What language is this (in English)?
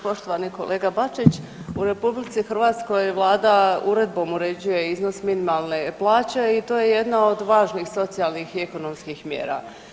Croatian